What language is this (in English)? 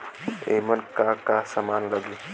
Bhojpuri